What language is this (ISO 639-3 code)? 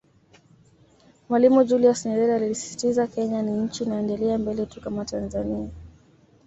swa